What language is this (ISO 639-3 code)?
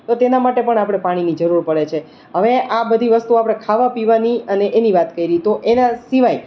guj